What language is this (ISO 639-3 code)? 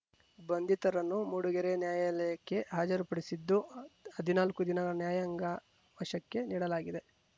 kan